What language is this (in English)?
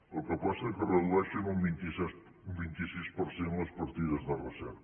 Catalan